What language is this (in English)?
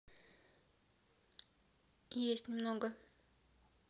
Russian